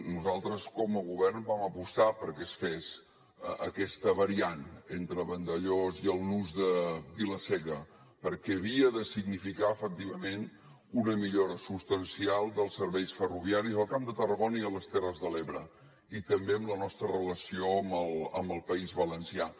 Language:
Catalan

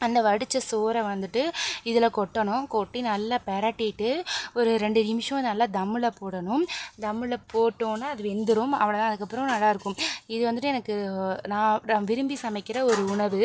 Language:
Tamil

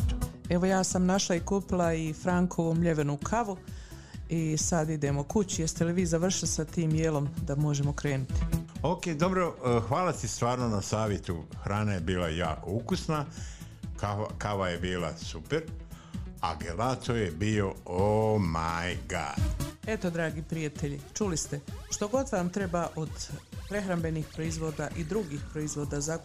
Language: Croatian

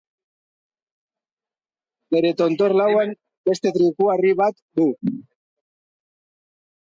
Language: Basque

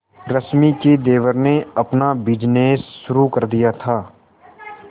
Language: Hindi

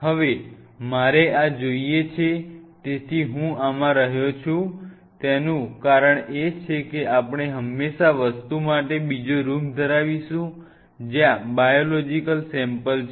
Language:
Gujarati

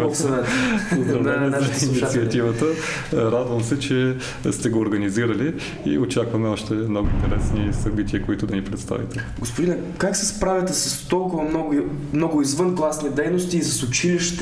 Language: Bulgarian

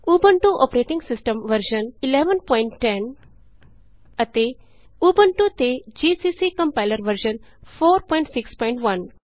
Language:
Punjabi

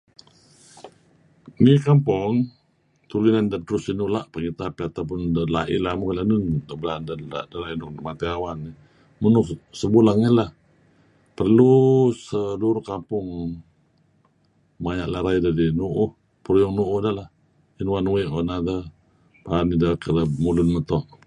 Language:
Kelabit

